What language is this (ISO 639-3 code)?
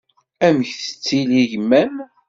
kab